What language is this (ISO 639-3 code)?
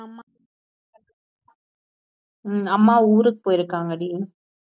tam